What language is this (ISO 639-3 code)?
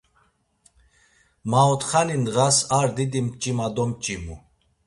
lzz